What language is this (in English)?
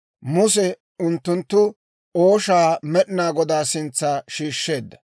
Dawro